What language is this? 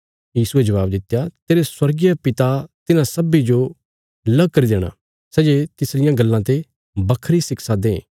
Bilaspuri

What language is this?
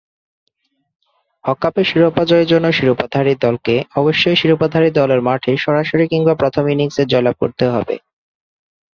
Bangla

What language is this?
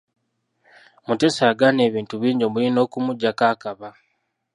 Ganda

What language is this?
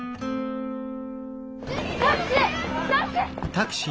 Japanese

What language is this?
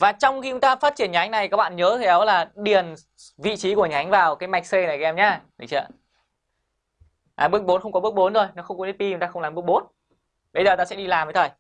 Vietnamese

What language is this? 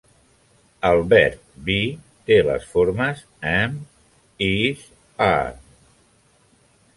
Catalan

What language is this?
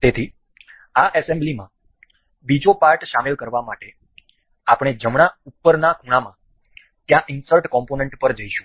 Gujarati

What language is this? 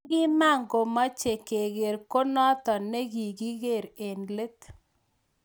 Kalenjin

